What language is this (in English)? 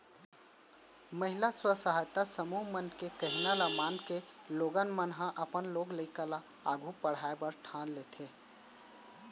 Chhattisgarhi